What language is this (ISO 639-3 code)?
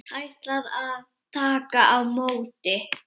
isl